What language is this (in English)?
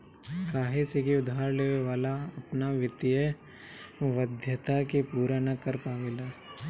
Bhojpuri